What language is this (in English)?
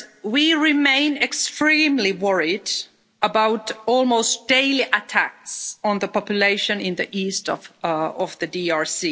English